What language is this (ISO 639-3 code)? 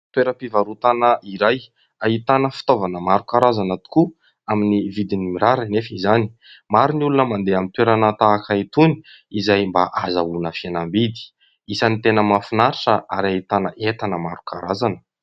mlg